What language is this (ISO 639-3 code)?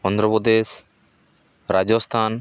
sat